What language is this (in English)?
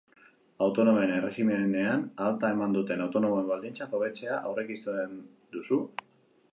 Basque